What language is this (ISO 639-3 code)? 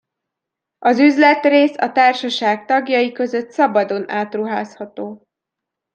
hun